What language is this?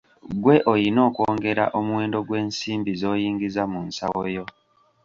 Ganda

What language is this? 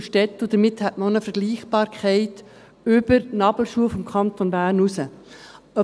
Swiss German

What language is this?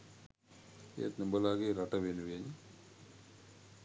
Sinhala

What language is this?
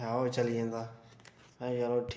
Dogri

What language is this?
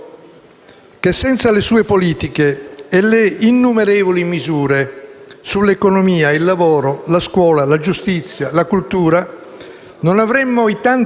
Italian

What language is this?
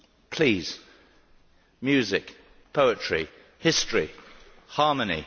English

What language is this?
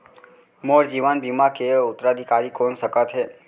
Chhattisgarhi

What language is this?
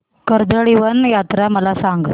Marathi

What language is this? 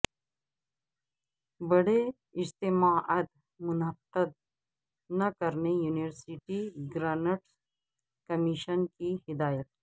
Urdu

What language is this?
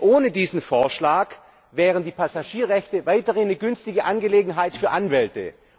German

